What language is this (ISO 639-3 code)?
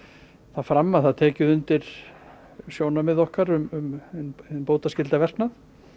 isl